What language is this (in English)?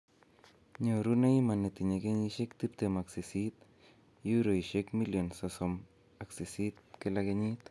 Kalenjin